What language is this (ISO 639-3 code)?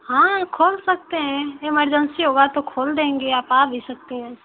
hin